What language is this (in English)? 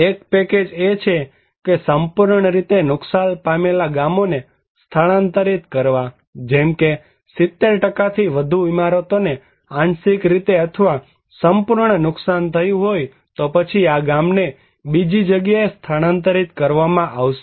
Gujarati